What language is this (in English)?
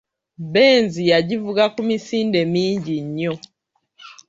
Ganda